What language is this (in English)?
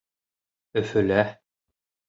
Bashkir